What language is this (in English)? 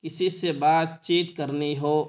Urdu